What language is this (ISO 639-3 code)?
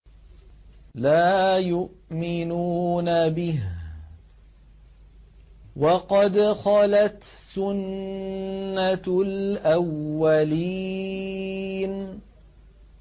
ara